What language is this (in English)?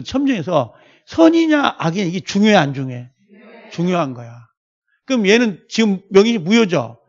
Korean